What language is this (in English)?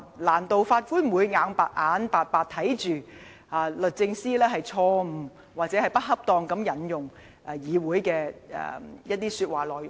Cantonese